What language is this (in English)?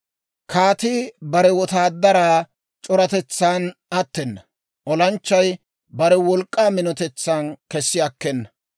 Dawro